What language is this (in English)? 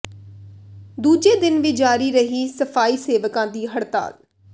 Punjabi